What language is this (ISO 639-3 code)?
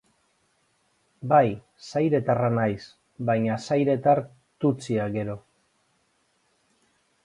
eus